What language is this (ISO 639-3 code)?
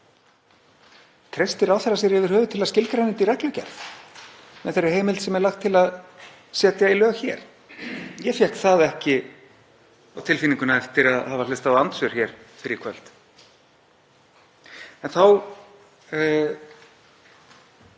isl